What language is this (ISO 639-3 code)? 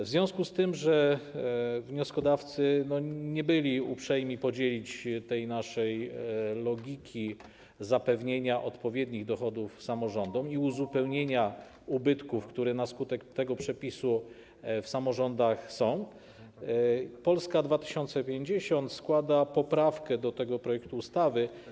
pol